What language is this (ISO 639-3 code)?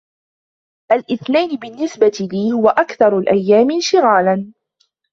ara